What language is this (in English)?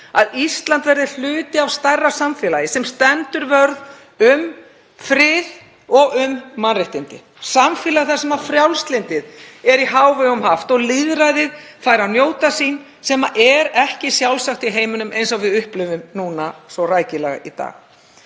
Icelandic